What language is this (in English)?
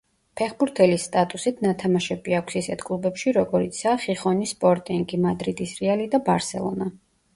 Georgian